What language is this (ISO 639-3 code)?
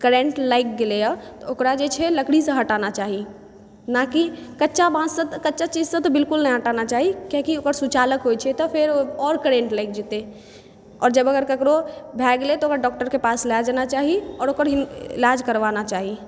mai